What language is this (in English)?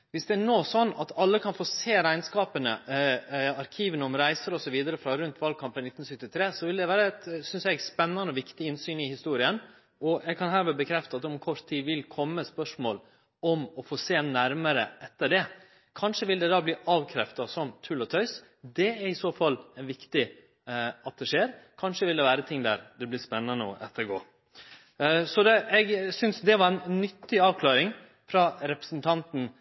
Norwegian Nynorsk